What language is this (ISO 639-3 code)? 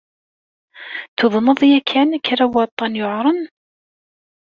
kab